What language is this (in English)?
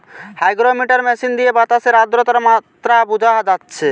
Bangla